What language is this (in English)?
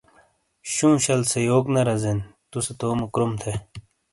Shina